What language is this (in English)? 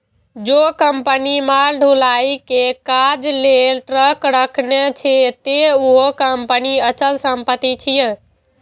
Maithili